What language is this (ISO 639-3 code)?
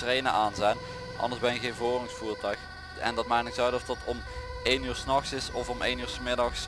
nld